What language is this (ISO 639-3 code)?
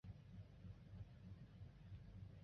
zho